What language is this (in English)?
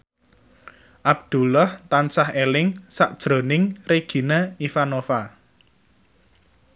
Javanese